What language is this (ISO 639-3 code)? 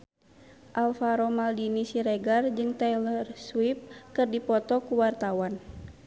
sun